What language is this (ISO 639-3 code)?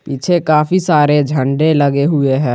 hin